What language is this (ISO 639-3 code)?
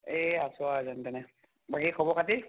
asm